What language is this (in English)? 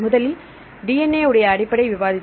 Tamil